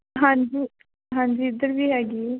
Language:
Punjabi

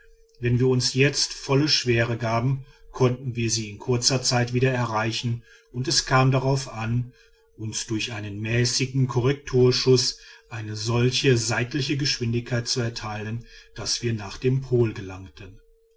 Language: German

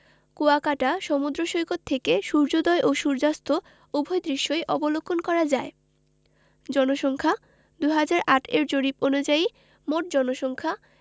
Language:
Bangla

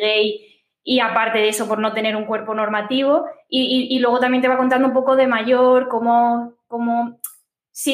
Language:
Spanish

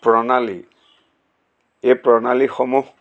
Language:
Assamese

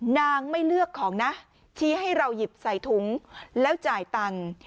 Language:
Thai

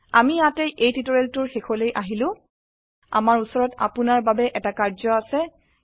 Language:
Assamese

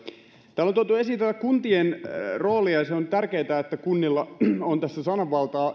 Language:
Finnish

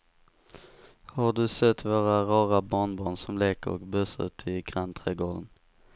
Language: Swedish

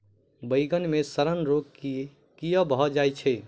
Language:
Maithili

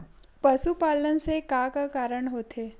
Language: Chhattisgarhi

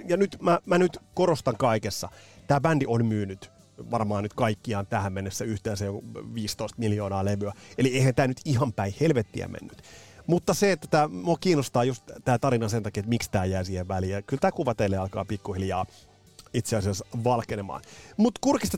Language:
Finnish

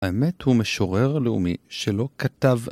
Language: Hebrew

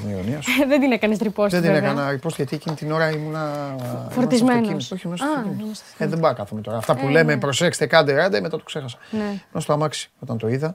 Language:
Greek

